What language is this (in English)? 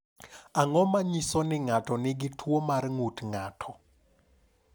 Luo (Kenya and Tanzania)